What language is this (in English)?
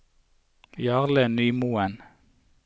Norwegian